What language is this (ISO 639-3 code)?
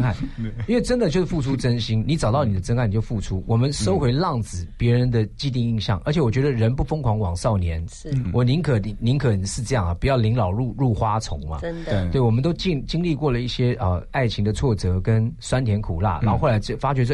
zho